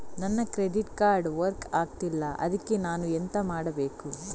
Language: Kannada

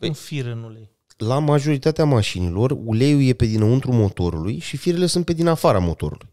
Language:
Romanian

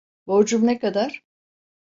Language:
Turkish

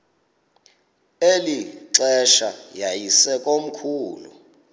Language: Xhosa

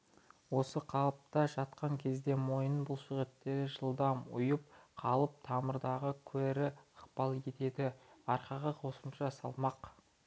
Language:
Kazakh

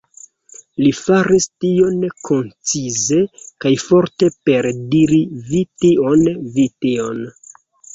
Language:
Esperanto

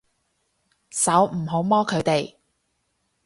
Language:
Cantonese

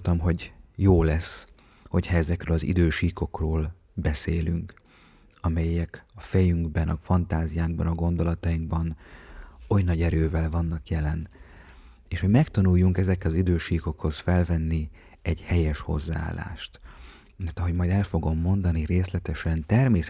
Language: Hungarian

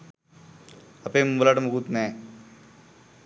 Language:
Sinhala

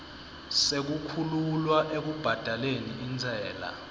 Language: Swati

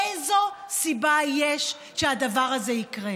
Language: Hebrew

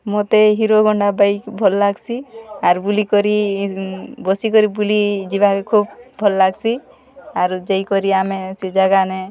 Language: Odia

